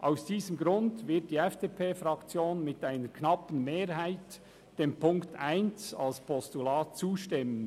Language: Swiss German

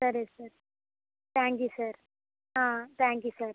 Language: Telugu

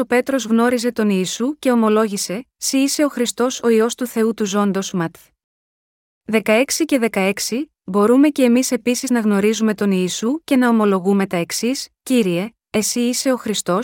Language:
Greek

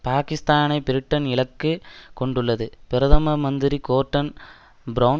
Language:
Tamil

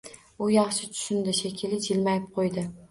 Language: Uzbek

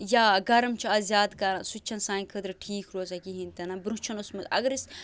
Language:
Kashmiri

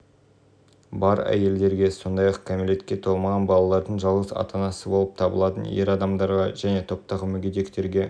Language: Kazakh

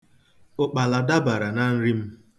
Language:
Igbo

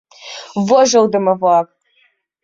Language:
Mari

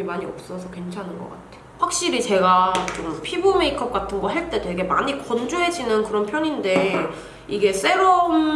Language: Korean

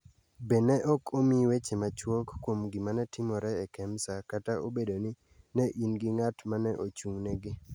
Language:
Luo (Kenya and Tanzania)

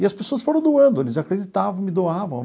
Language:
Portuguese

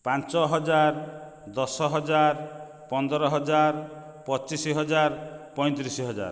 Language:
Odia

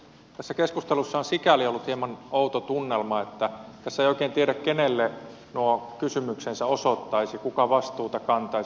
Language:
Finnish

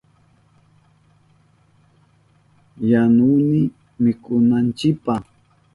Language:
Southern Pastaza Quechua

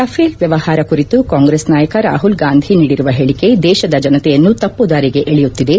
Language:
Kannada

